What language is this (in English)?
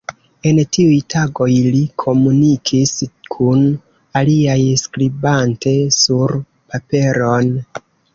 Esperanto